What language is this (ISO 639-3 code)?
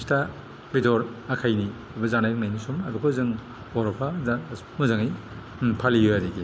brx